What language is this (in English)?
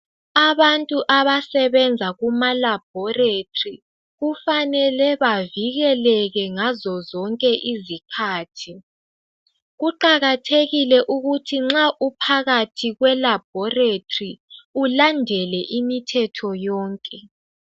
North Ndebele